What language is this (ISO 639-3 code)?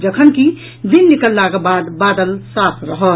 mai